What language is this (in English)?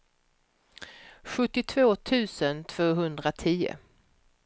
Swedish